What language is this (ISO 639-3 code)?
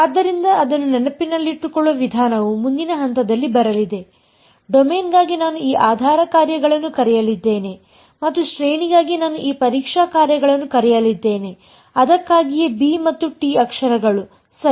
kan